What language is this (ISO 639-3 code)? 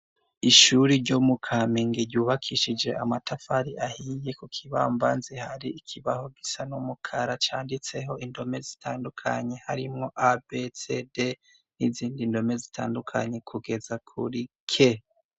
run